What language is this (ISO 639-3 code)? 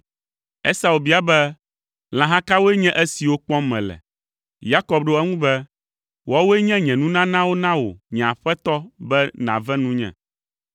ewe